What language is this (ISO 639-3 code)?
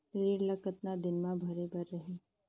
hne